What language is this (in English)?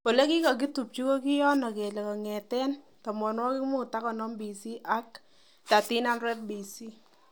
Kalenjin